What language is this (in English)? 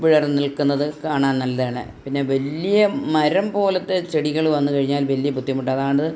Malayalam